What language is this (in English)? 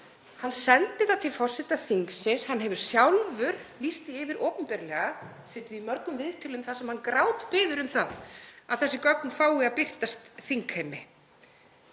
Icelandic